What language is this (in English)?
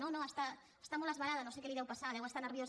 Catalan